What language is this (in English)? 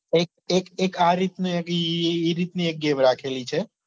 Gujarati